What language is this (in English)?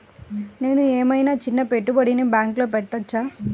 Telugu